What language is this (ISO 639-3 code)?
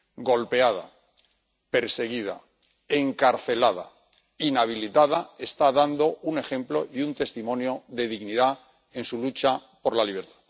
spa